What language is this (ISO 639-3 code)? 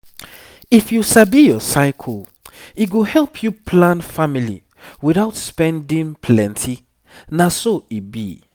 pcm